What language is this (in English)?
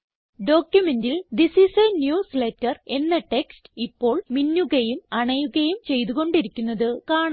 Malayalam